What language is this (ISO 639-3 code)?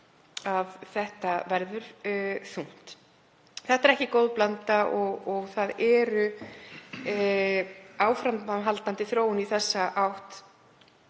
isl